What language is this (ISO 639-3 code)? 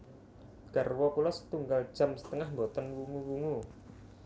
jav